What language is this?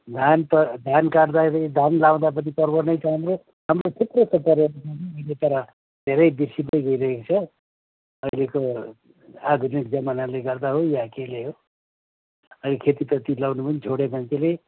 Nepali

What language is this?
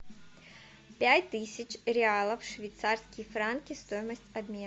Russian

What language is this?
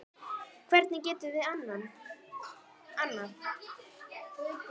Icelandic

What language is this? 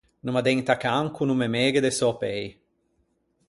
Ligurian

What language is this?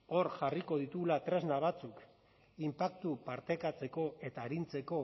Basque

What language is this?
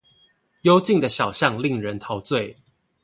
Chinese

